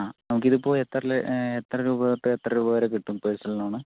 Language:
Malayalam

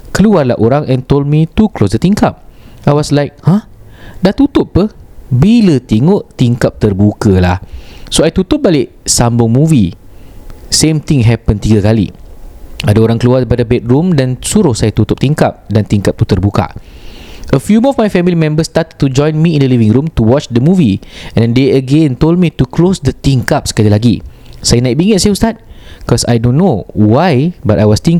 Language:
Malay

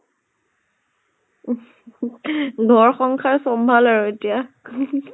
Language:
Assamese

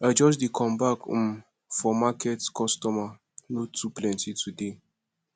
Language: Nigerian Pidgin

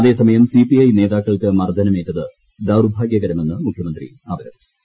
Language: Malayalam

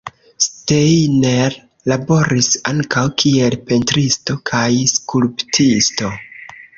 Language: Esperanto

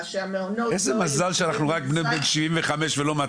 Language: Hebrew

